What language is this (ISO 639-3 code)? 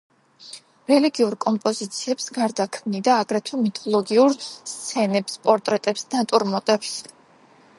kat